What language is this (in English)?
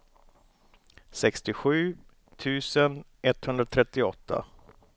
Swedish